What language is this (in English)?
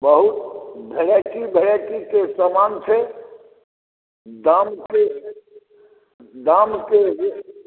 Maithili